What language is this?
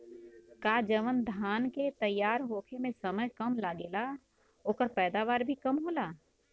Bhojpuri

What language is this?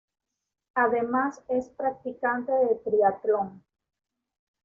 Spanish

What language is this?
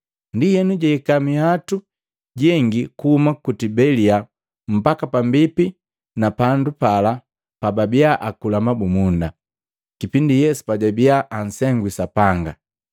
Matengo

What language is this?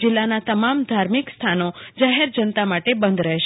Gujarati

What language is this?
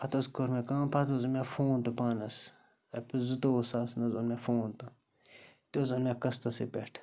Kashmiri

